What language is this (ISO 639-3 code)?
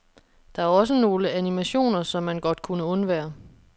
dan